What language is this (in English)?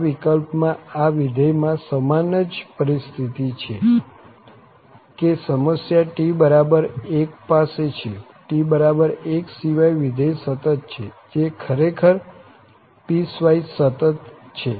Gujarati